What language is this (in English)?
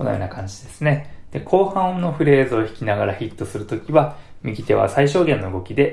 Japanese